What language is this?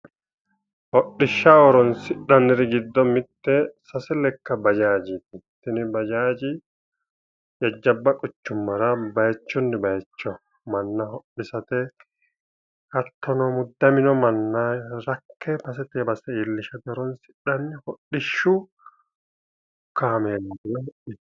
Sidamo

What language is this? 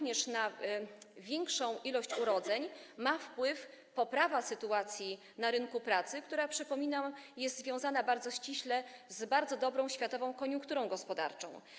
Polish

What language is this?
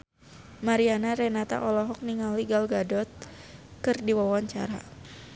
Sundanese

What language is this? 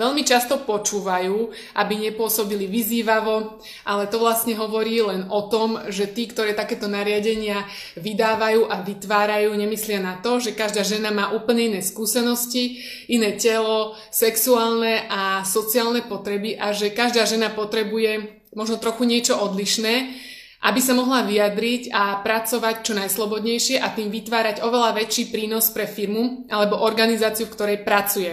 Slovak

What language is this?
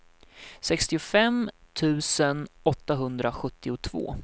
Swedish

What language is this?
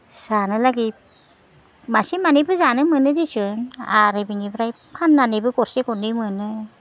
Bodo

